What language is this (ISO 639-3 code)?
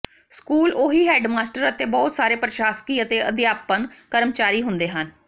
pan